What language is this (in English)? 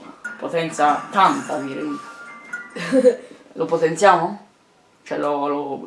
Italian